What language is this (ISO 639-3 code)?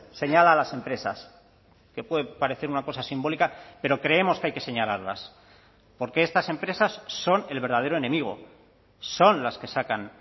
spa